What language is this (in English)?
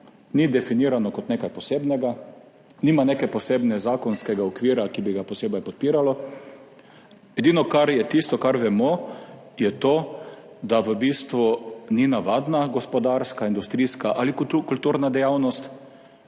Slovenian